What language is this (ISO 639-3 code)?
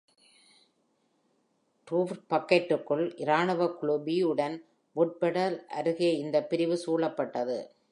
tam